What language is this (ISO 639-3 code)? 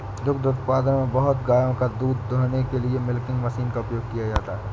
hin